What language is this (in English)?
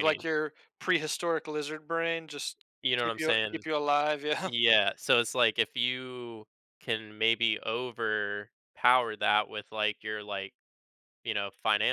English